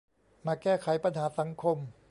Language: Thai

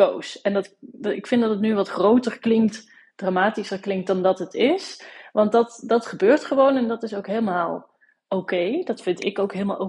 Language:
Dutch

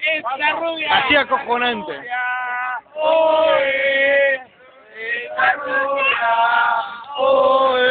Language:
Spanish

